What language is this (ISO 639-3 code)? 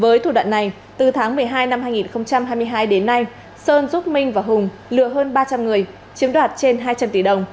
vie